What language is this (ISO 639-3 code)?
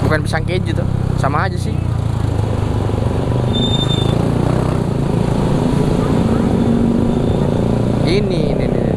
ind